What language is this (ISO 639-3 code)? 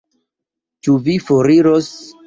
epo